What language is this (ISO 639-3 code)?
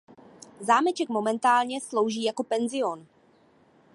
ces